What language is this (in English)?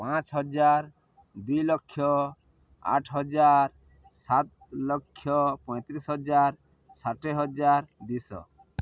Odia